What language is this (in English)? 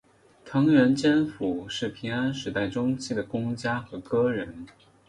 Chinese